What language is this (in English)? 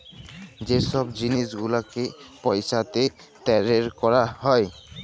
Bangla